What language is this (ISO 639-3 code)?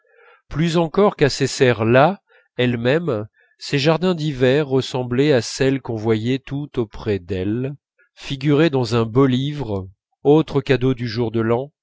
fra